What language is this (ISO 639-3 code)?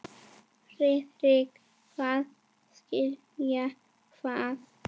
isl